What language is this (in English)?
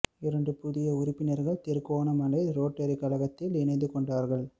Tamil